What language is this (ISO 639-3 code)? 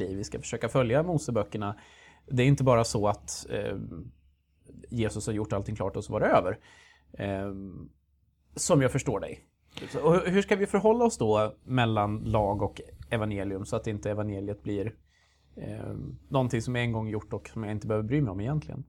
swe